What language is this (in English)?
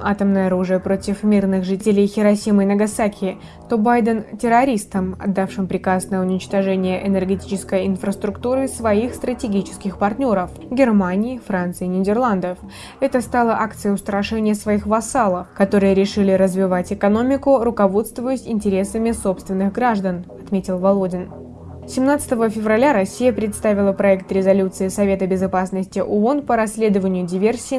Russian